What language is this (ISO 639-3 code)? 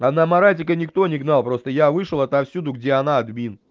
rus